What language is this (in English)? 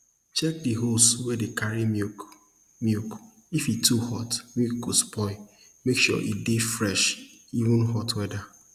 Nigerian Pidgin